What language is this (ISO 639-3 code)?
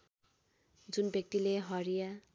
nep